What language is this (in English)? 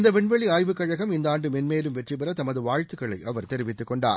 Tamil